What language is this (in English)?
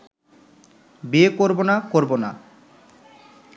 Bangla